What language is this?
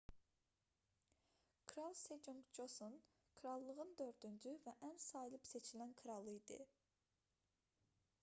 Azerbaijani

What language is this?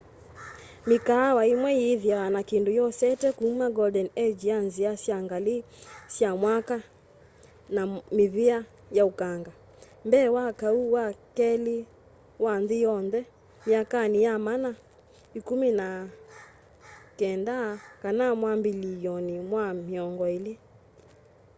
Kamba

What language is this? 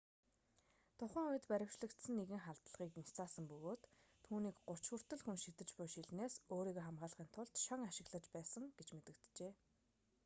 Mongolian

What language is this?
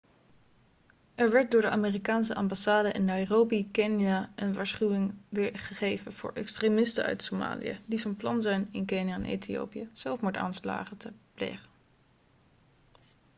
Dutch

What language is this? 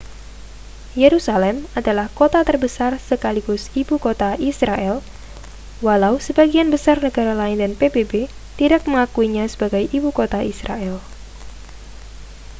Indonesian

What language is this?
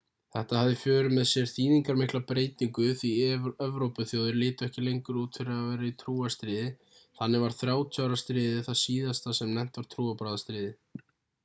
Icelandic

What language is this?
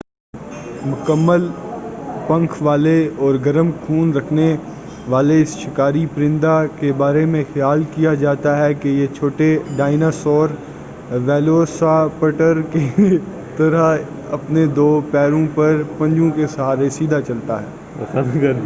Urdu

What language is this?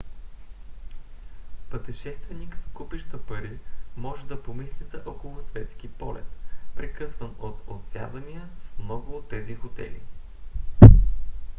Bulgarian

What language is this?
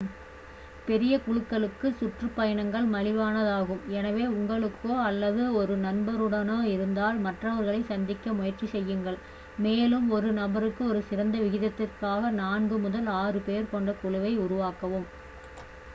Tamil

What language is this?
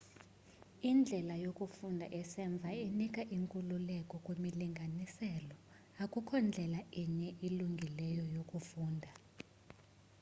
Xhosa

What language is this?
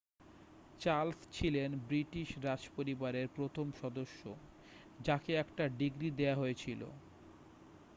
Bangla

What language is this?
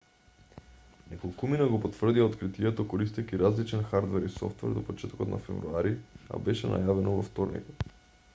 Macedonian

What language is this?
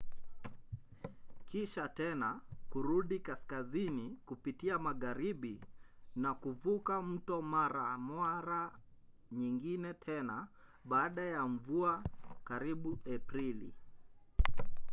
Swahili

